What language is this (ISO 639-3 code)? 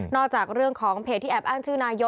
tha